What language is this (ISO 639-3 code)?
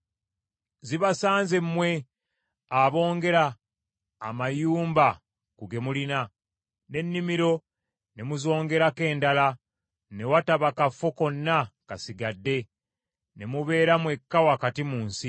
lug